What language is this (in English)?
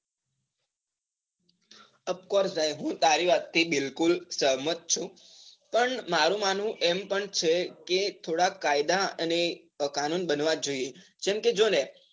Gujarati